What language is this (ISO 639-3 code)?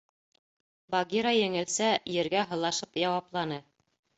bak